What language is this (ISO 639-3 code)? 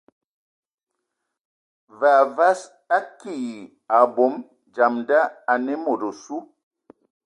ewo